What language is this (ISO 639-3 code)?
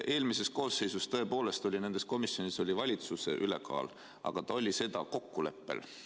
est